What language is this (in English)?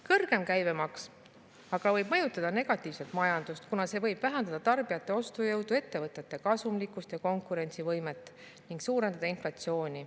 Estonian